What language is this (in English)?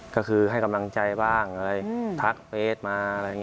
Thai